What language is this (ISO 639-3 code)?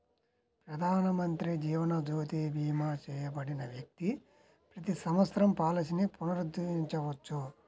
tel